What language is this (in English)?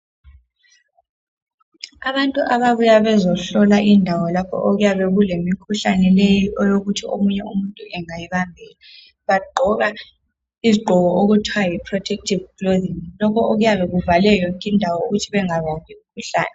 North Ndebele